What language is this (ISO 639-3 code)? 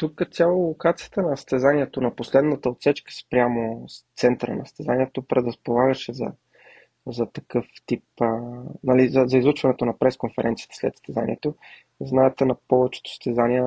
bul